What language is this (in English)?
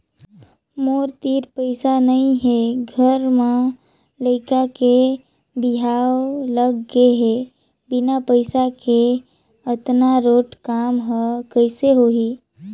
Chhattisgarhi